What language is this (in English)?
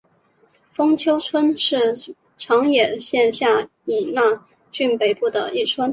Chinese